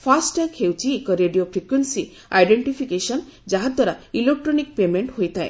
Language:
Odia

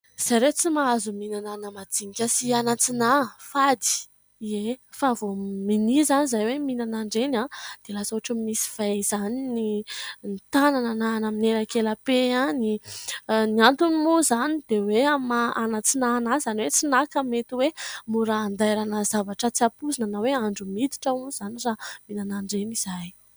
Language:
Malagasy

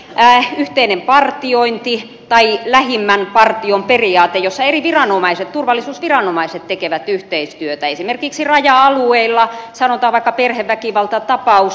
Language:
Finnish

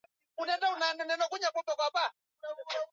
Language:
Swahili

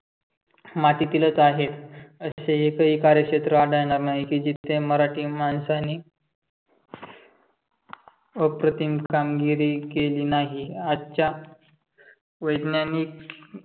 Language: Marathi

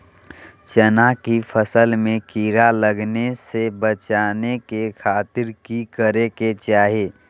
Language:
Magahi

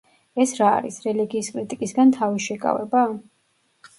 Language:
Georgian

